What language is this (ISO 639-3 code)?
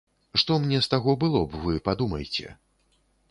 bel